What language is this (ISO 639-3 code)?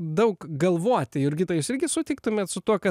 lit